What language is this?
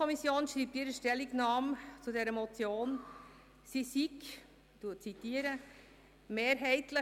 Swiss German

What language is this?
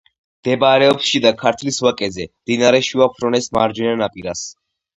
Georgian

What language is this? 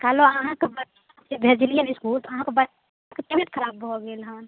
Maithili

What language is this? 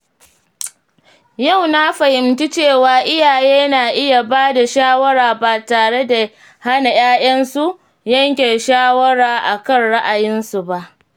Hausa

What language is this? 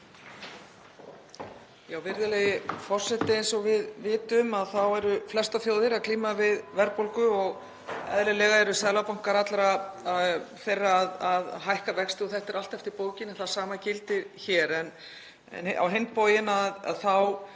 Icelandic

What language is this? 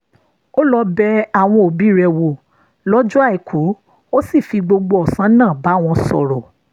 Yoruba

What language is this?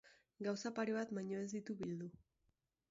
Basque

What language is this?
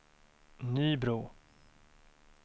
Swedish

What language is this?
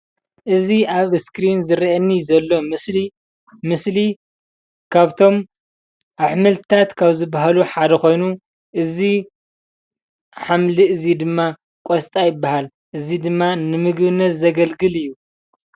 Tigrinya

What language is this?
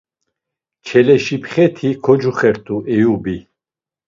Laz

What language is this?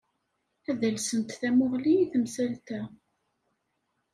Kabyle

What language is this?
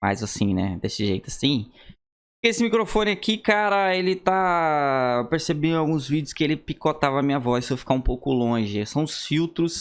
Portuguese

